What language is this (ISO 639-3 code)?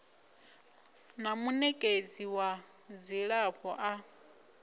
ven